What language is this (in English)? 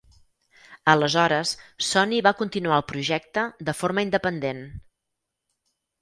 Catalan